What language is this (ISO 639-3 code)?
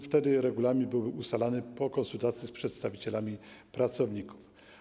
pol